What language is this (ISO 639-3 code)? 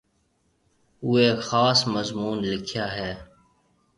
mve